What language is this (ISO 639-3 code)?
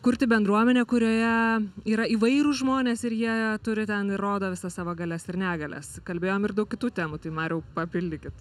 lit